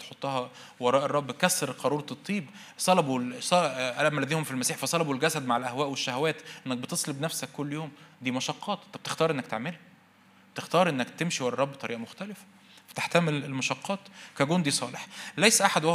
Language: Arabic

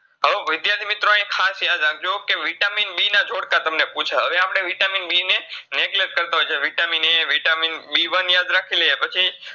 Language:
Gujarati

